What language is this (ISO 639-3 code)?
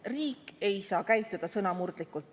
est